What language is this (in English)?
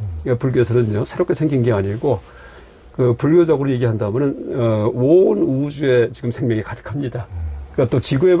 Korean